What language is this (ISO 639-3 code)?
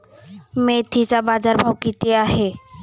mar